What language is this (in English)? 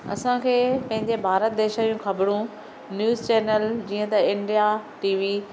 Sindhi